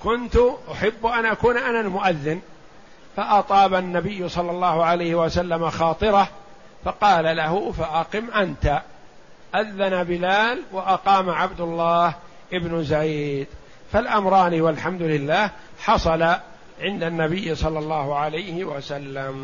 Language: Arabic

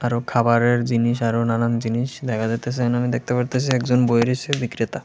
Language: Bangla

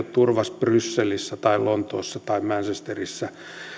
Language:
Finnish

